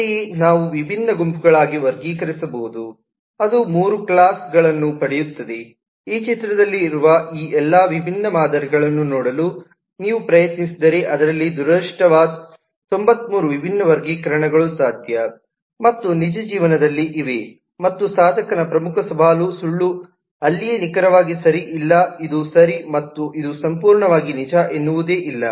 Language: Kannada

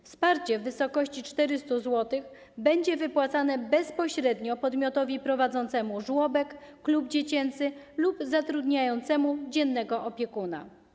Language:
Polish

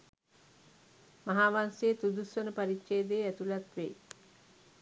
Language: Sinhala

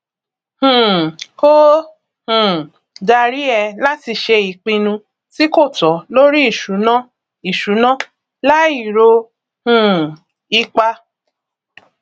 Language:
Yoruba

